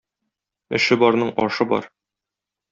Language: Tatar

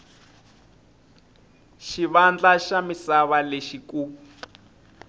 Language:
Tsonga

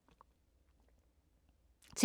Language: Danish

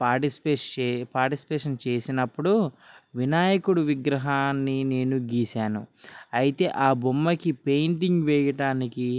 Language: Telugu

